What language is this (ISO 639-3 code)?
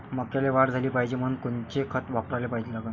mar